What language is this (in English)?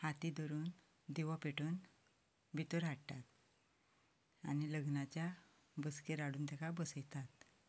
Konkani